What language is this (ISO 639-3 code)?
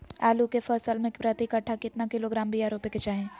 mag